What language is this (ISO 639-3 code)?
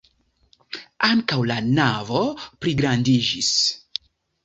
epo